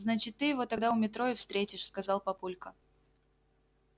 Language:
Russian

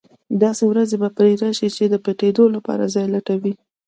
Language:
Pashto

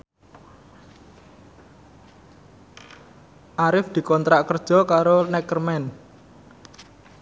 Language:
Javanese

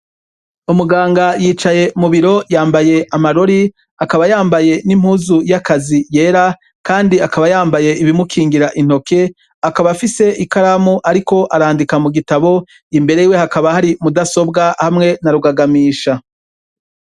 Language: Rundi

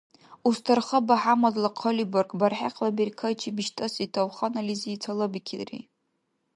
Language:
Dargwa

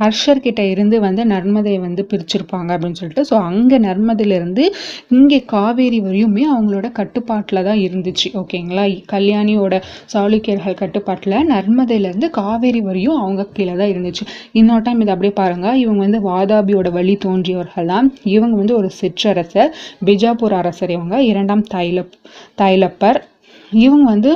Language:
Tamil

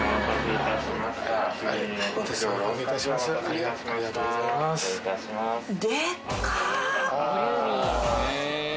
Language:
Japanese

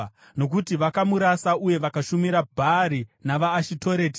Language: Shona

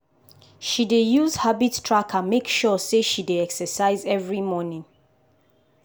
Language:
Nigerian Pidgin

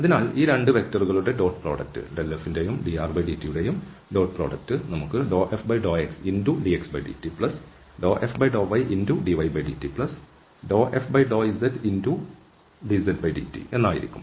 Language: Malayalam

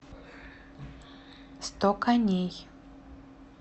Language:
Russian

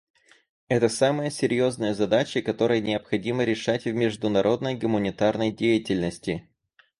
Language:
Russian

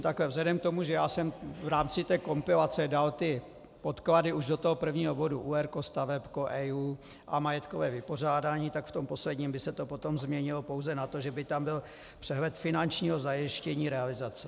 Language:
Czech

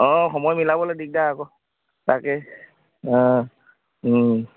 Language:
Assamese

